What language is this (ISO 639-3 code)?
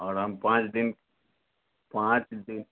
mai